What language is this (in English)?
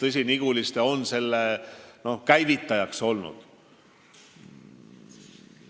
Estonian